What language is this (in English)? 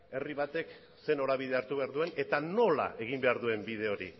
Basque